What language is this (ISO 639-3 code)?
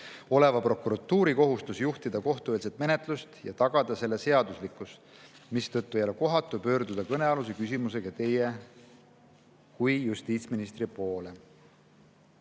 est